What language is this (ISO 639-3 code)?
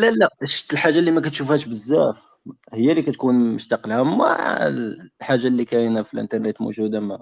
ara